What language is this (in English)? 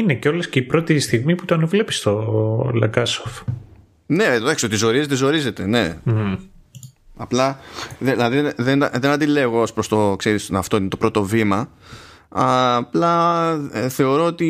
Greek